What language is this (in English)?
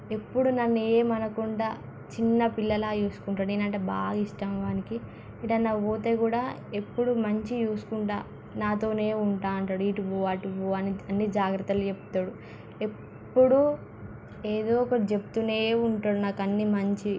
Telugu